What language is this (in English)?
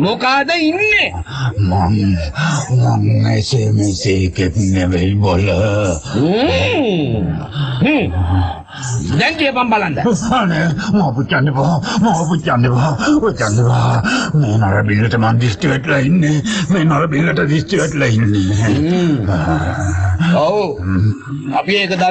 Indonesian